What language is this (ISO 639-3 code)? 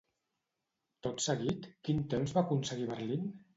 cat